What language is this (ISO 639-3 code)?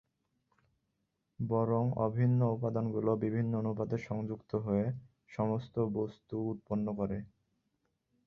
ben